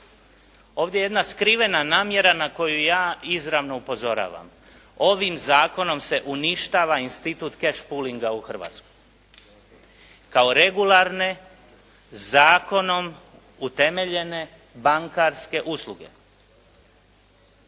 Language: Croatian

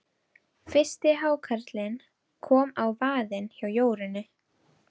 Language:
Icelandic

